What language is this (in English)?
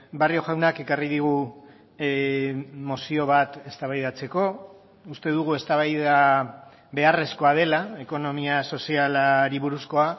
Basque